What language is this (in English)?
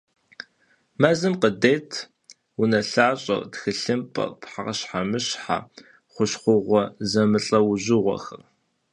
Kabardian